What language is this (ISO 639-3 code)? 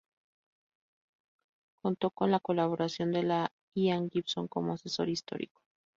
spa